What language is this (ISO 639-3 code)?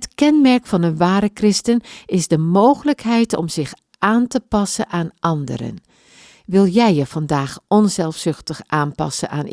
nld